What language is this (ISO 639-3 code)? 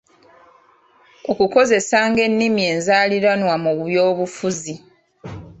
lug